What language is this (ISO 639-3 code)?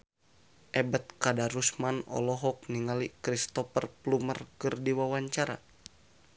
sun